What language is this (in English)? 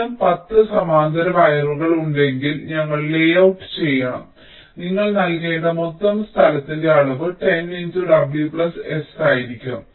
Malayalam